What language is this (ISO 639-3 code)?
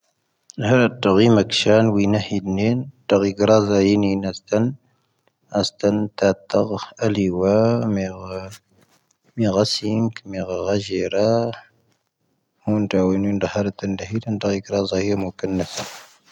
thv